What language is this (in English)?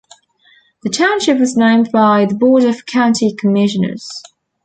English